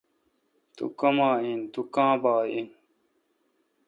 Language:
Kalkoti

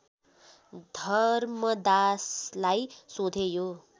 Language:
Nepali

